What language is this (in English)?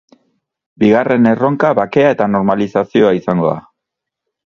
Basque